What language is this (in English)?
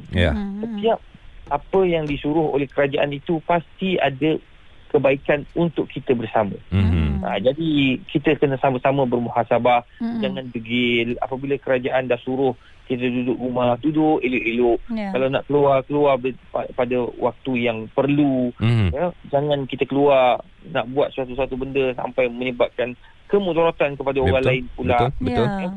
Malay